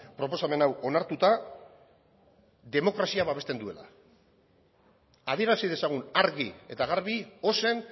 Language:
Basque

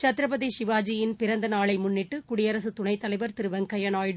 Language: Tamil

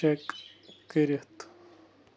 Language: Kashmiri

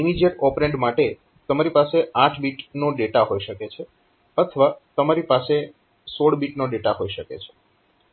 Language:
Gujarati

